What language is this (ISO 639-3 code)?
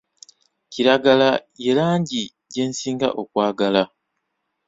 lug